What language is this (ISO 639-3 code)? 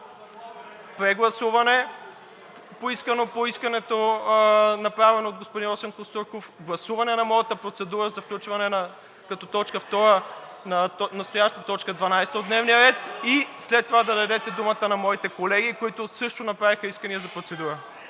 bul